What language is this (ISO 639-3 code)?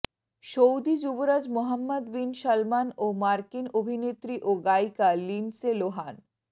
ben